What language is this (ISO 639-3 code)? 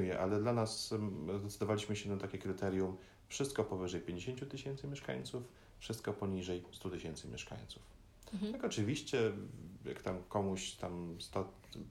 pol